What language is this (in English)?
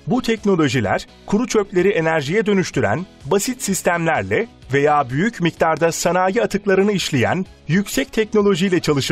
Turkish